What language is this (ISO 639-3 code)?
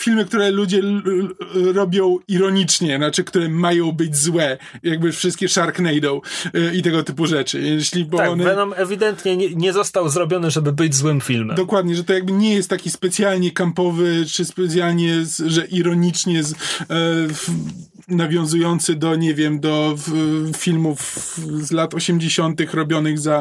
pol